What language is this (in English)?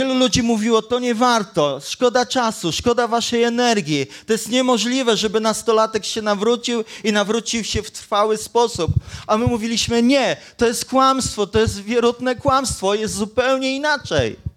Polish